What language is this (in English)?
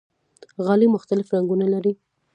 Pashto